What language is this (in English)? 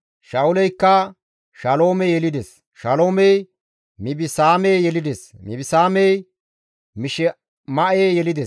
Gamo